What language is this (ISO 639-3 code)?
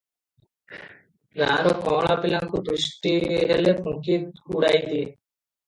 ori